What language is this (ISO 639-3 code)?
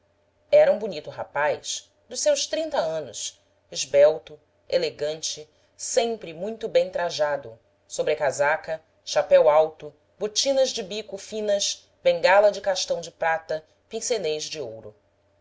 por